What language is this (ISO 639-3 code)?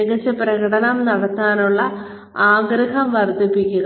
mal